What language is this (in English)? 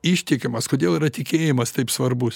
Lithuanian